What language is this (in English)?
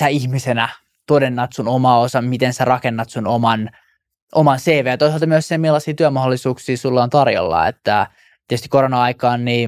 Finnish